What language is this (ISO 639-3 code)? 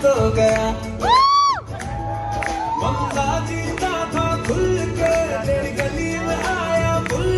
ara